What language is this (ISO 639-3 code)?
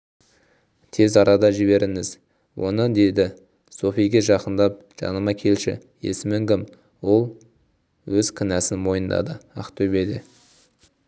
kaz